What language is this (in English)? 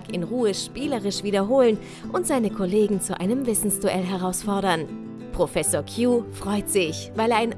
German